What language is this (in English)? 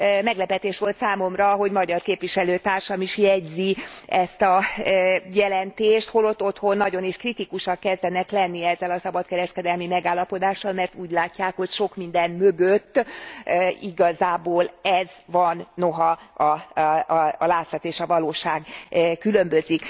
Hungarian